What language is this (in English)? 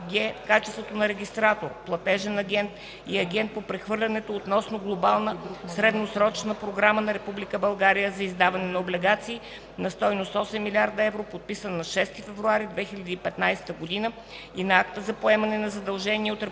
Bulgarian